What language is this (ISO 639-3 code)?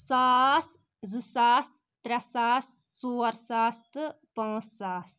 kas